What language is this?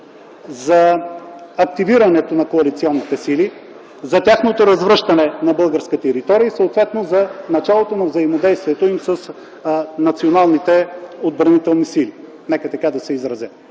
Bulgarian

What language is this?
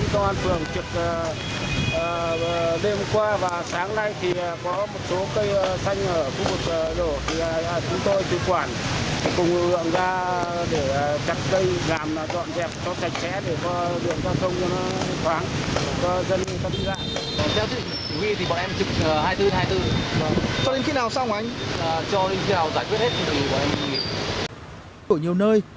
Vietnamese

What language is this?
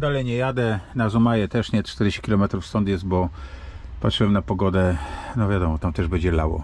Polish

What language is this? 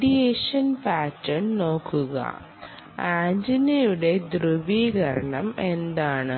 Malayalam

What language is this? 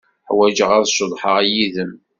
Kabyle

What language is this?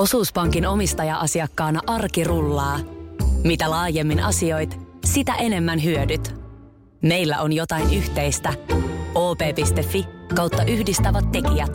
Finnish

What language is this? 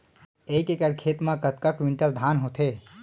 Chhattisgarhi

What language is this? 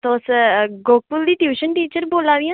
Dogri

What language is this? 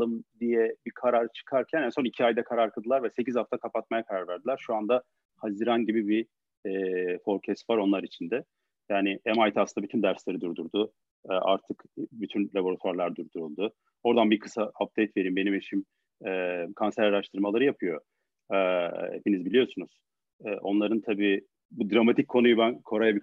Turkish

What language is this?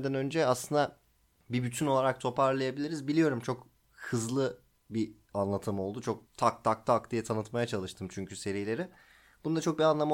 Turkish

